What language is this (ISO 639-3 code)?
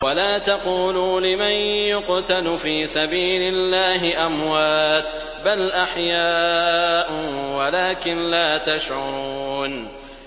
ara